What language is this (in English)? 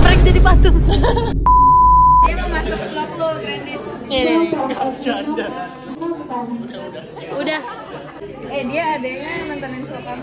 Indonesian